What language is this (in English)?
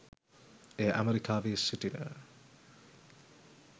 Sinhala